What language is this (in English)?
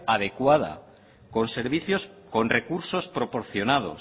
Spanish